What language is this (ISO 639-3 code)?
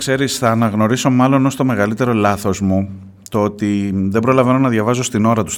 ell